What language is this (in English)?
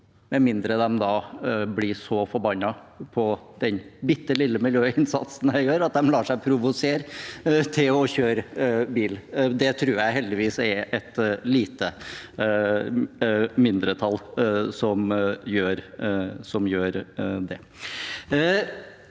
Norwegian